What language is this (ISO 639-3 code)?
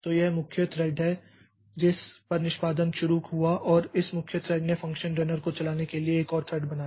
hin